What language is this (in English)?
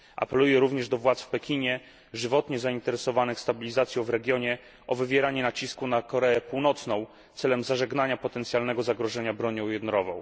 Polish